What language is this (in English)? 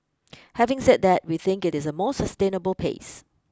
English